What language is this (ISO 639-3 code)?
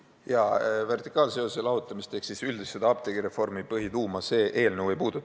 est